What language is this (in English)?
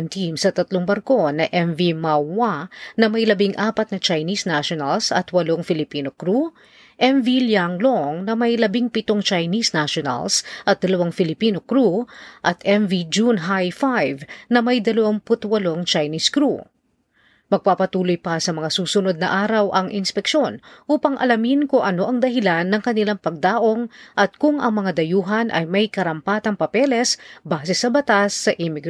Filipino